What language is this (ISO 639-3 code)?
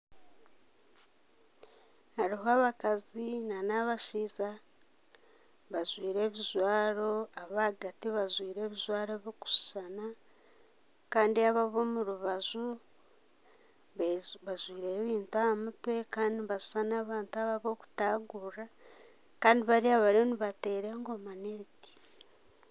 nyn